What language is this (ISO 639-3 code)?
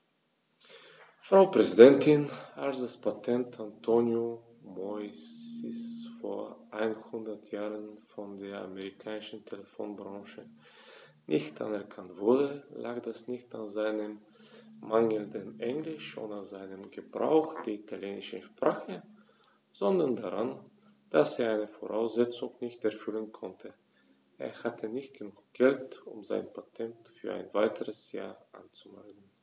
deu